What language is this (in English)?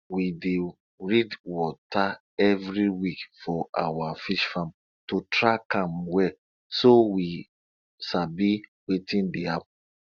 Nigerian Pidgin